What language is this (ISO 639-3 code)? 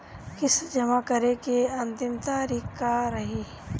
bho